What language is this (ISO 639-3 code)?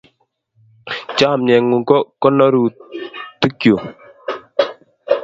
kln